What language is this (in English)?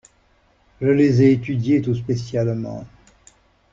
French